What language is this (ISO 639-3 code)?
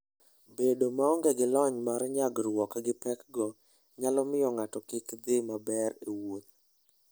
luo